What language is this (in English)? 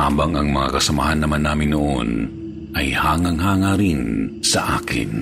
Filipino